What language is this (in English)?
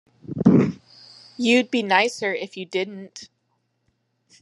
English